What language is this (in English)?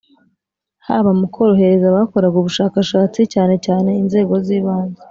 Kinyarwanda